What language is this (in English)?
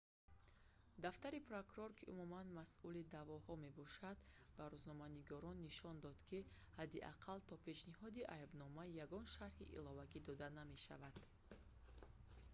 Tajik